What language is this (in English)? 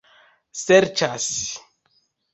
Esperanto